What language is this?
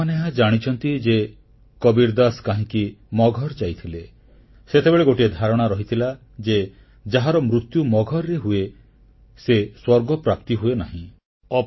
Odia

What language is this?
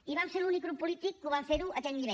Catalan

